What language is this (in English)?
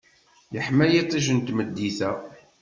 Kabyle